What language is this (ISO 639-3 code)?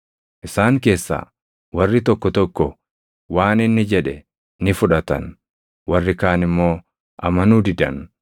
orm